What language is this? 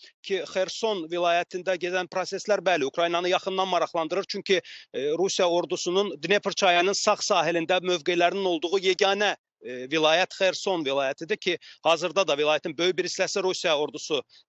Turkish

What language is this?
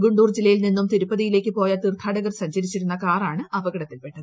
Malayalam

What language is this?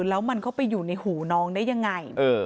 Thai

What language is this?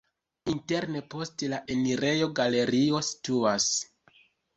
Esperanto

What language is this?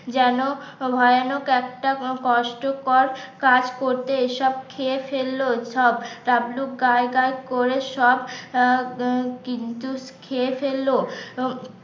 Bangla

